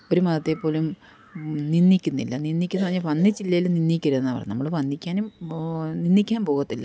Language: Malayalam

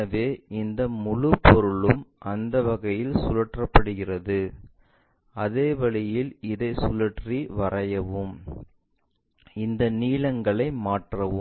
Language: Tamil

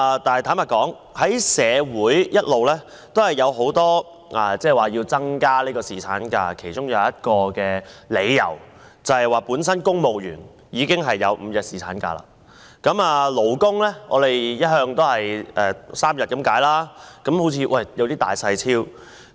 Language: Cantonese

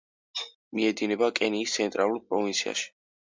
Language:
Georgian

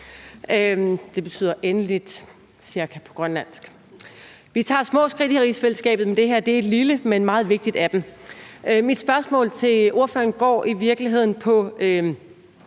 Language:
Danish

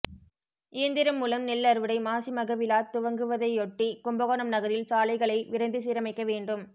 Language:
Tamil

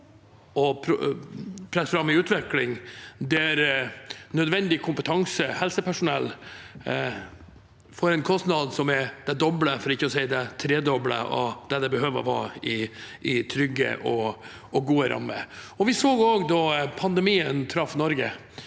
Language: Norwegian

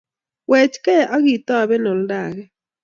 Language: Kalenjin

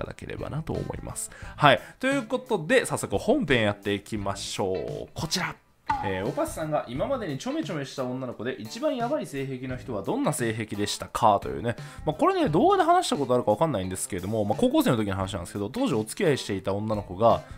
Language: Japanese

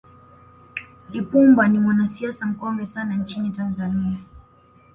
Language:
Swahili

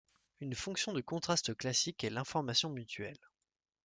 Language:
French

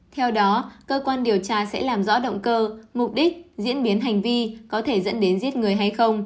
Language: Vietnamese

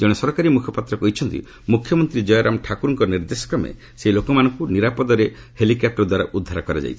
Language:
Odia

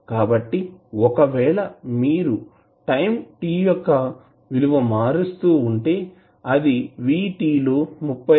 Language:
Telugu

